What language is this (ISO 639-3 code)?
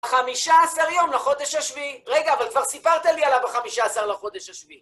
heb